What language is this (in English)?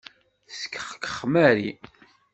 Kabyle